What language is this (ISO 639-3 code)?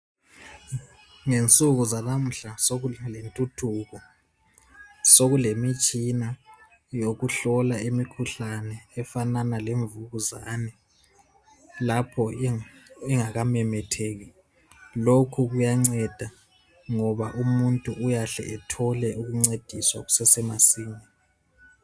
nde